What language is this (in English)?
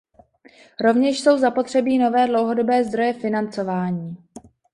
Czech